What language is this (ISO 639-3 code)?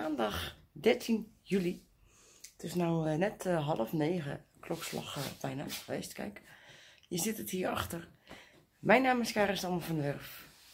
nld